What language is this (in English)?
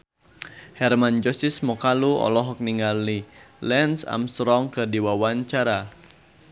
Sundanese